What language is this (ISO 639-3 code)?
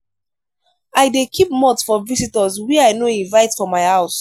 pcm